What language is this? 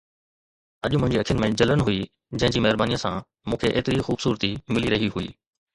Sindhi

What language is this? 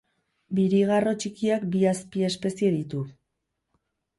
Basque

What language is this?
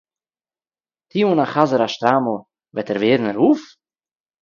Yiddish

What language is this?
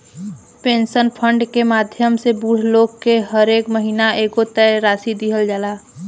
Bhojpuri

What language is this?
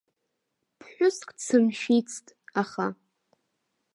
Abkhazian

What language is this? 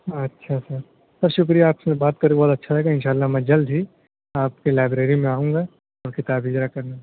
Urdu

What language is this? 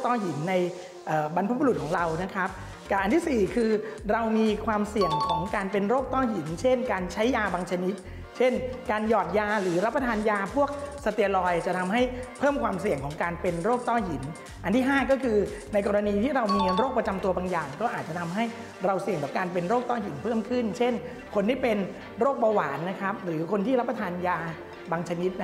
Thai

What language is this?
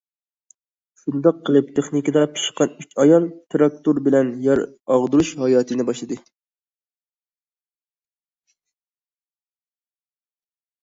Uyghur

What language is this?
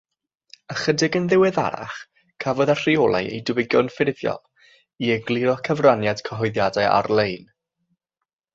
Welsh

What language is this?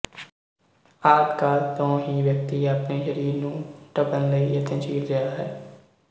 Punjabi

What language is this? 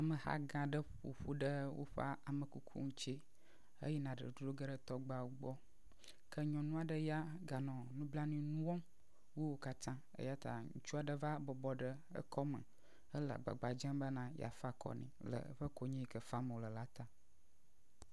Ewe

